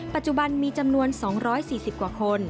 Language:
Thai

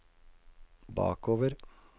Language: Norwegian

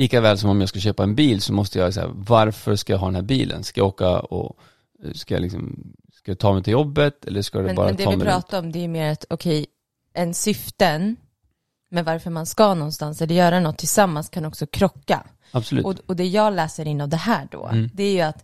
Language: Swedish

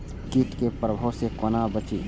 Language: Maithili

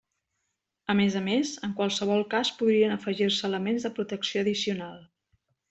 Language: Catalan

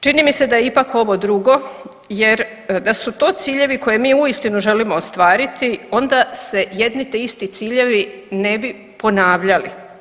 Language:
Croatian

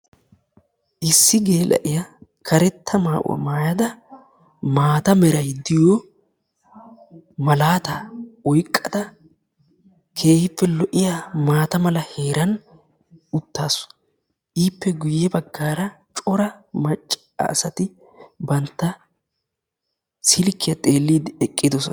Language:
Wolaytta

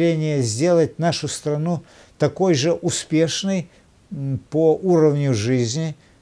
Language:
Russian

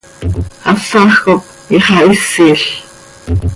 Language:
Seri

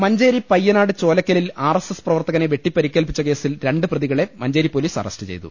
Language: Malayalam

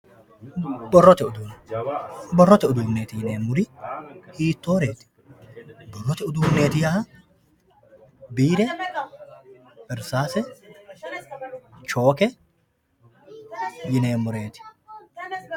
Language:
Sidamo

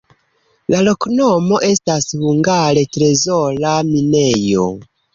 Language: Esperanto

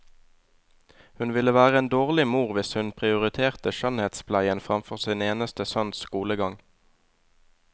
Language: Norwegian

